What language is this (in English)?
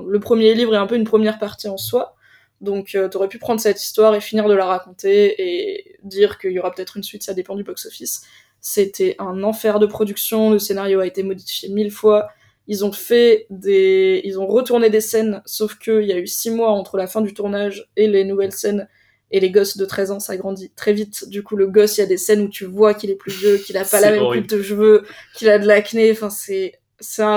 French